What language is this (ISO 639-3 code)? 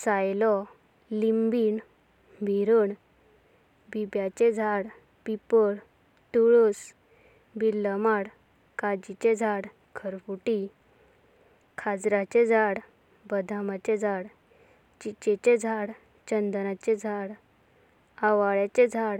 kok